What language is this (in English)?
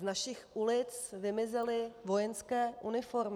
Czech